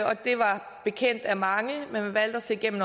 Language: Danish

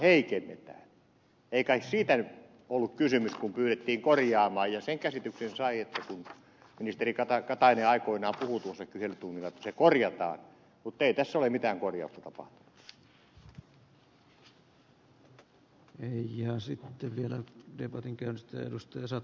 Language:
Finnish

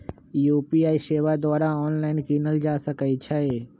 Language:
Magahi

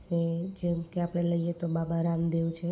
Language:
Gujarati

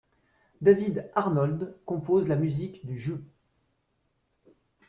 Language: French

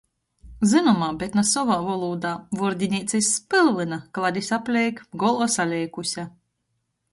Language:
Latgalian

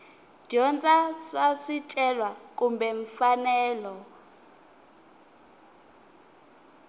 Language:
Tsonga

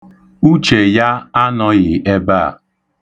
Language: Igbo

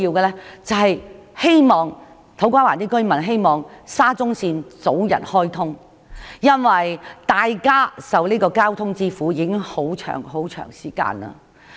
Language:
Cantonese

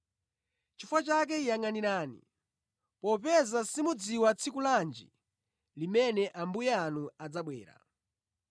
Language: Nyanja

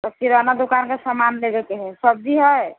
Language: Maithili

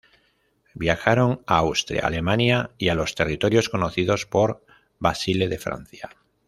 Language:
Spanish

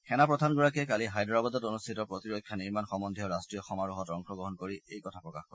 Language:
Assamese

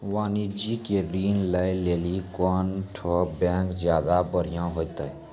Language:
Maithili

